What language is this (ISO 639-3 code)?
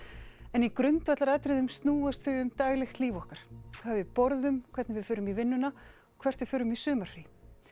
isl